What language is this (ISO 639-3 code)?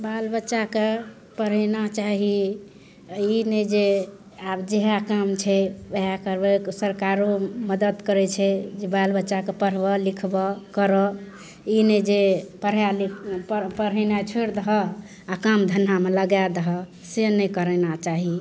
mai